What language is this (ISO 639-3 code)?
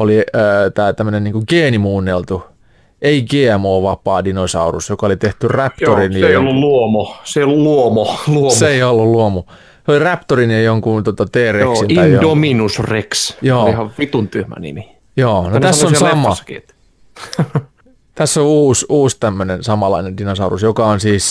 fin